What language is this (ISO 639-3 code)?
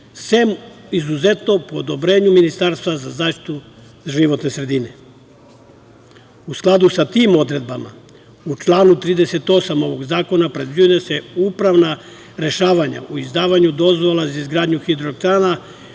srp